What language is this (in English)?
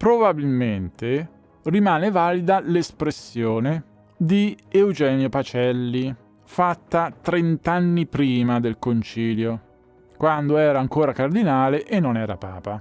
Italian